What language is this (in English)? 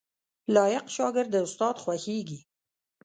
Pashto